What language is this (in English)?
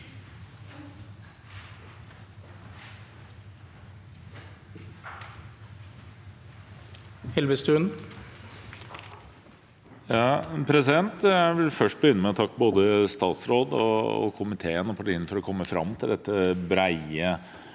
Norwegian